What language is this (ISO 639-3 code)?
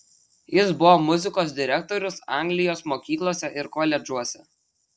lit